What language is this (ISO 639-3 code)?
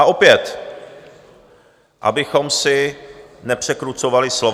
ces